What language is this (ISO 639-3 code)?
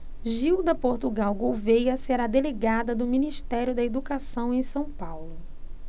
por